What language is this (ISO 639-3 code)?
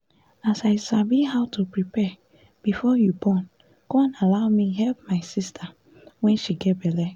pcm